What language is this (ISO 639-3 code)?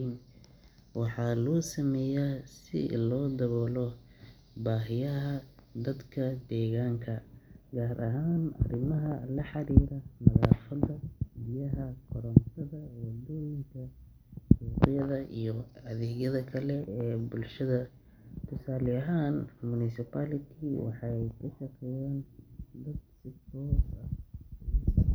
som